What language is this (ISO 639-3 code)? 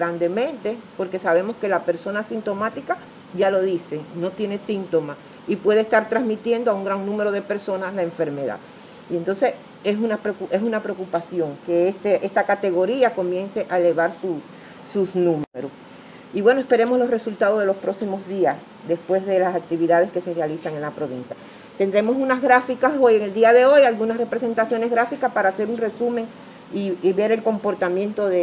spa